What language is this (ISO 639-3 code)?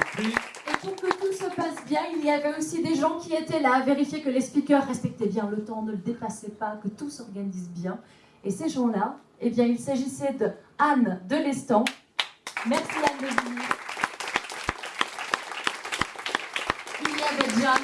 fra